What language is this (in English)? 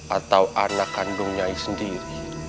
Indonesian